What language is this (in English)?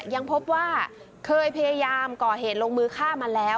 Thai